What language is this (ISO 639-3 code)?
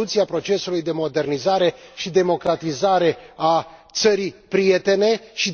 ron